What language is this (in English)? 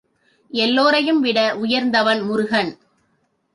Tamil